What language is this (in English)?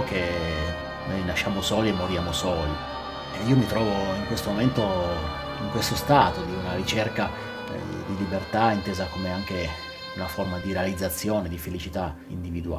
Italian